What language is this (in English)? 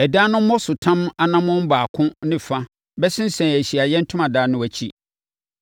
Akan